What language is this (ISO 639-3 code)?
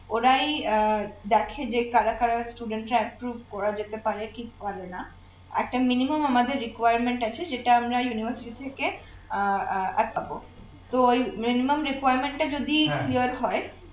ben